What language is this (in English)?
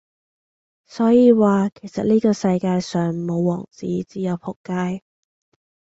Cantonese